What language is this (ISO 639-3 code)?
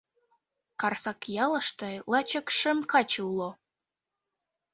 chm